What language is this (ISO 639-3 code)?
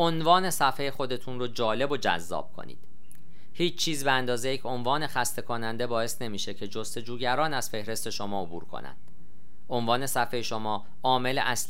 fas